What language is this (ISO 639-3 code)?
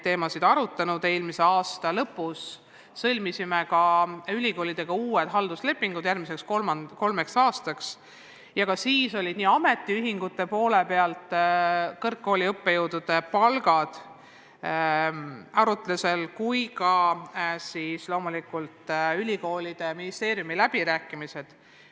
est